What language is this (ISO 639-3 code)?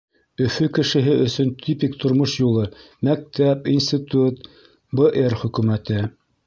bak